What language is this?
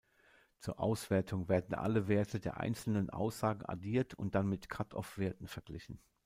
German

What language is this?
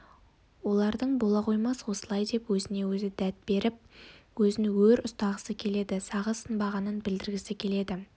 Kazakh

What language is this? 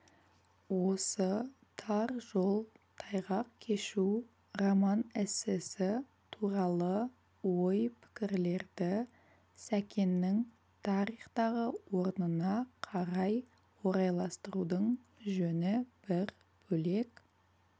Kazakh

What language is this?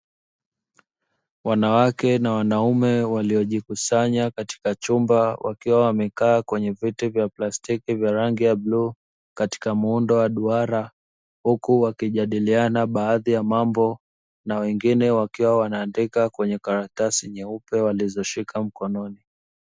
Swahili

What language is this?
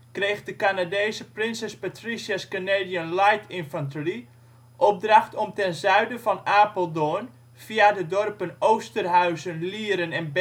Dutch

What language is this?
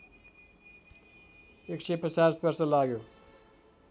Nepali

